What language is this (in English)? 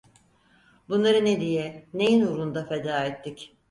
Turkish